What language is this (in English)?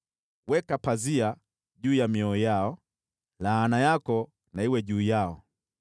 Swahili